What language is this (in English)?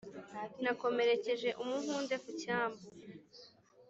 Kinyarwanda